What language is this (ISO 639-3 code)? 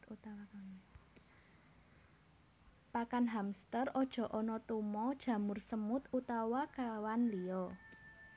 jav